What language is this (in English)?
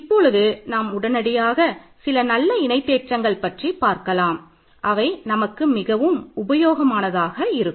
Tamil